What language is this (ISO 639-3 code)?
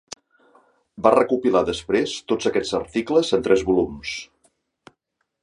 cat